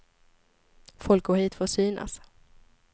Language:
Swedish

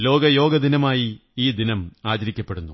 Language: Malayalam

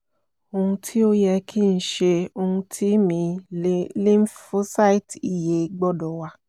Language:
Yoruba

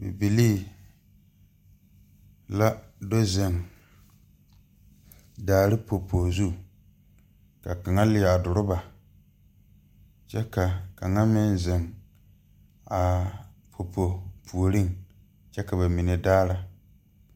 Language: Southern Dagaare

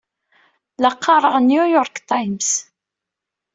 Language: Kabyle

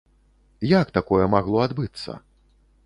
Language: Belarusian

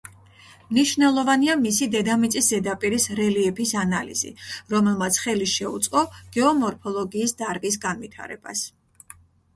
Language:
Georgian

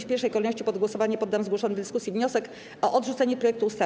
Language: Polish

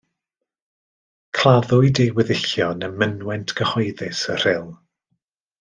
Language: Welsh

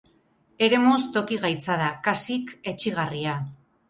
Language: Basque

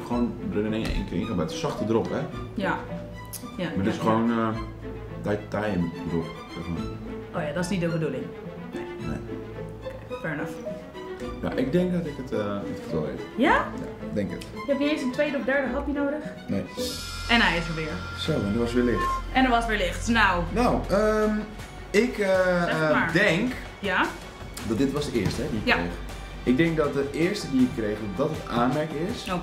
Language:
Dutch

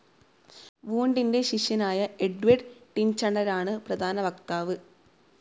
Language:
Malayalam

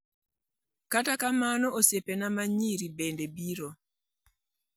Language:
Luo (Kenya and Tanzania)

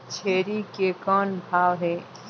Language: Chhattisgarhi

